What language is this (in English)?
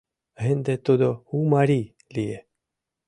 Mari